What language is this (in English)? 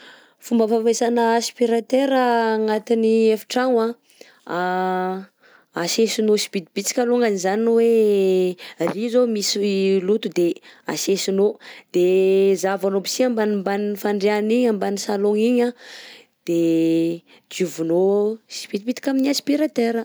Southern Betsimisaraka Malagasy